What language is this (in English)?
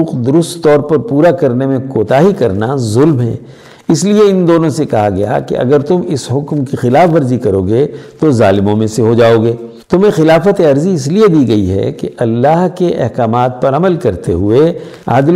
Urdu